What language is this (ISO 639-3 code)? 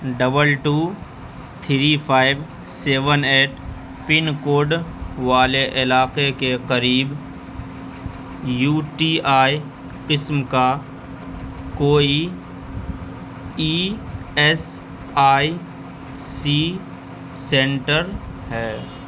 urd